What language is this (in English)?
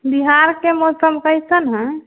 Maithili